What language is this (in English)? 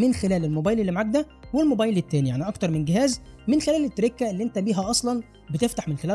Arabic